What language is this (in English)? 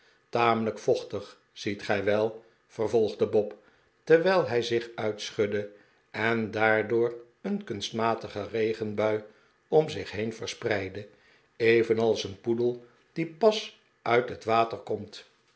Dutch